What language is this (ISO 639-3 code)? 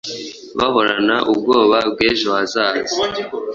kin